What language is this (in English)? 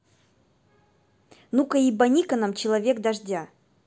Russian